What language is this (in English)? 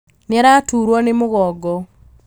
Kikuyu